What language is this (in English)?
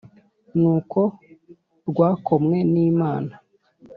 Kinyarwanda